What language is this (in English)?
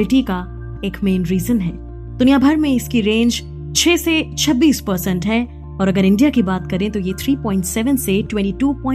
Hindi